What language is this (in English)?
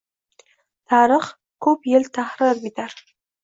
Uzbek